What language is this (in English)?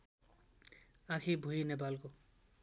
Nepali